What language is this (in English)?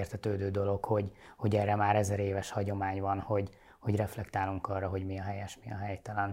Hungarian